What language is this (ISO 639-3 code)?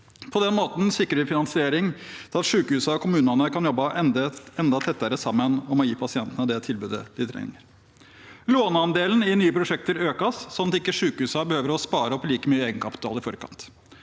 nor